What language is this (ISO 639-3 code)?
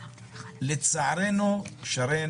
heb